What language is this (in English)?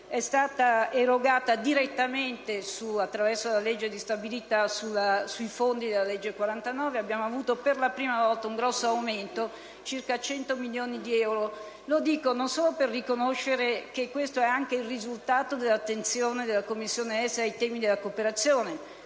Italian